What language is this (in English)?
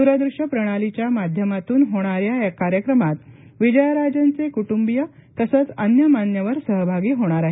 Marathi